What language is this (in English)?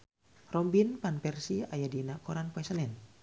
Sundanese